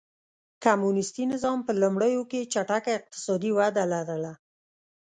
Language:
Pashto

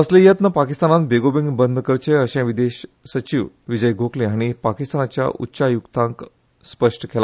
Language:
Konkani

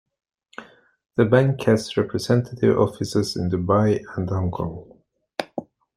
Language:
English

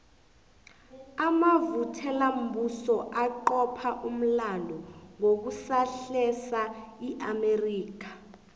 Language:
South Ndebele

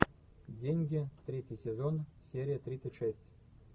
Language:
Russian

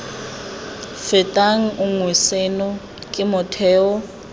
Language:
Tswana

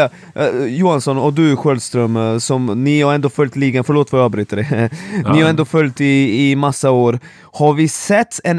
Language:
Swedish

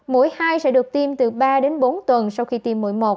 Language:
Vietnamese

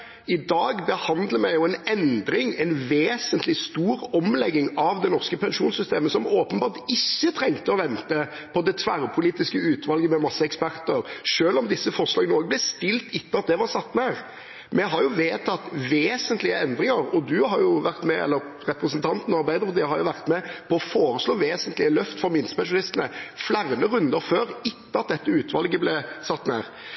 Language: Norwegian Bokmål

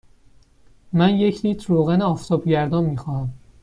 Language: Persian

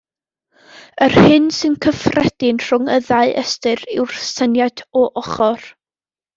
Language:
Welsh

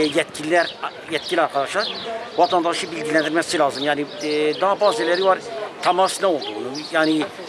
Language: Turkish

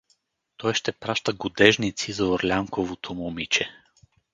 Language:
Bulgarian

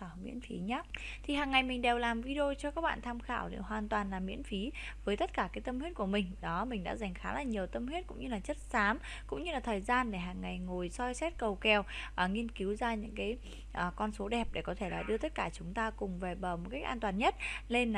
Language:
Vietnamese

